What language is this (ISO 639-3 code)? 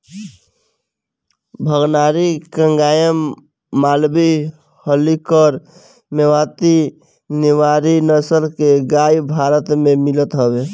bho